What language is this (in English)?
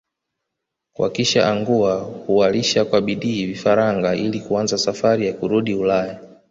Swahili